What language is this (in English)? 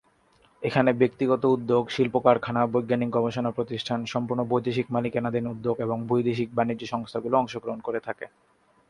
Bangla